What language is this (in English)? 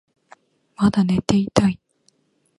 Japanese